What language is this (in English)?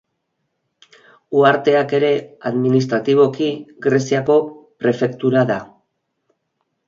Basque